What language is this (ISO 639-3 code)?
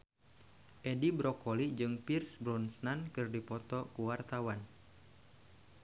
sun